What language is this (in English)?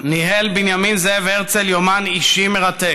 Hebrew